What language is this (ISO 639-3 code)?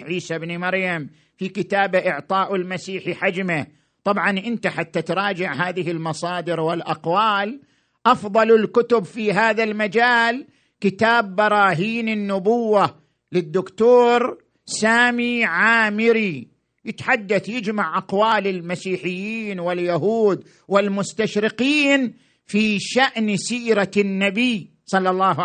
ara